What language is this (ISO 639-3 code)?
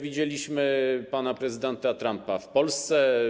pol